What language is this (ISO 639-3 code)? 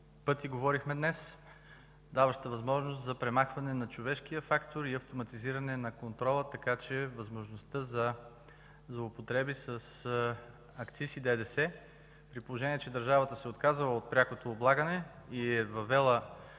bul